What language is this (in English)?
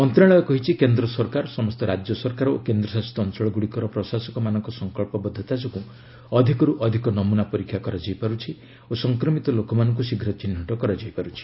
Odia